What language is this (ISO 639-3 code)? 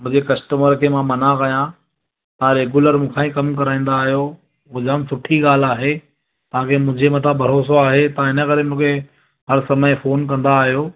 snd